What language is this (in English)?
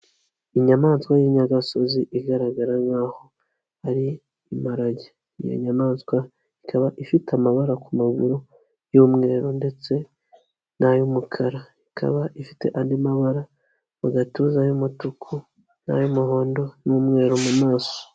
Kinyarwanda